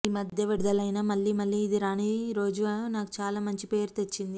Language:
Telugu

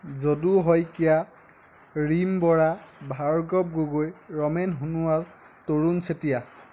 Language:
Assamese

